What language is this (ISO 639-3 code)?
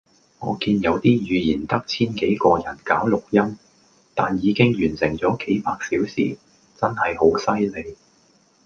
yue